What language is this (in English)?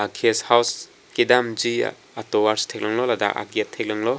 Karbi